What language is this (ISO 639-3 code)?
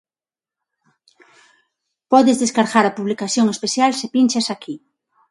glg